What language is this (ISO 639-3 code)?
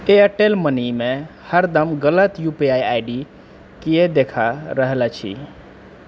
mai